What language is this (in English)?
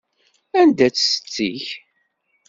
Kabyle